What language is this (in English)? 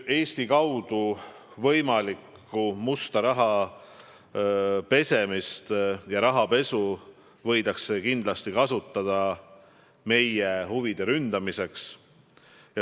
Estonian